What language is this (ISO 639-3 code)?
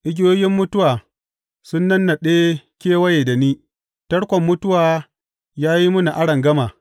hau